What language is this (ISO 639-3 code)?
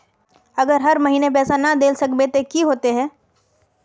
mag